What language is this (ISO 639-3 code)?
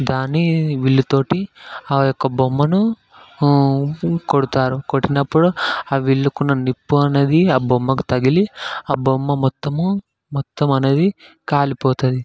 tel